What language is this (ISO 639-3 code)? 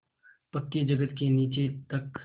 hin